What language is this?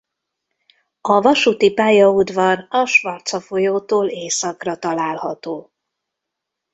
Hungarian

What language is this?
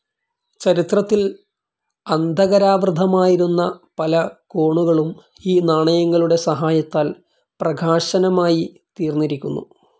Malayalam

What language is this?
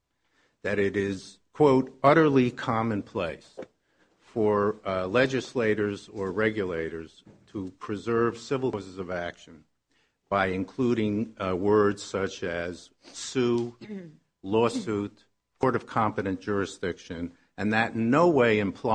English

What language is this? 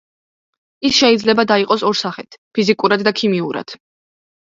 Georgian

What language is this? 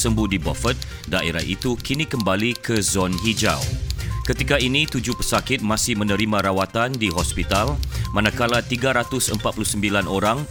Malay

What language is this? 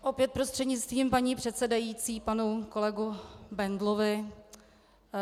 Czech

